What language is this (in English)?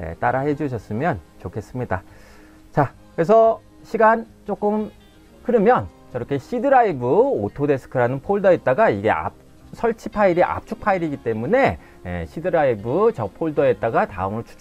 Korean